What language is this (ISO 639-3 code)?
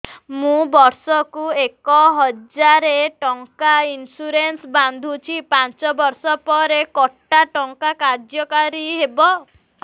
ori